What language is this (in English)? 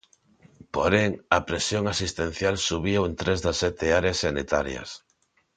Galician